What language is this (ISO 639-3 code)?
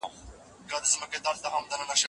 pus